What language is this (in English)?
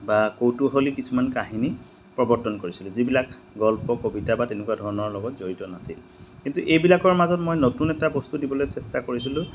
Assamese